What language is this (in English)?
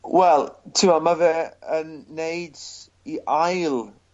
Welsh